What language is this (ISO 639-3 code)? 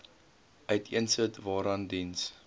afr